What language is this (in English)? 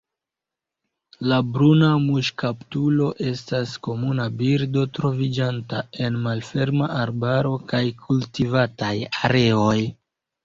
Esperanto